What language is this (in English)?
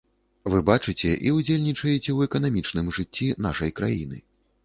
Belarusian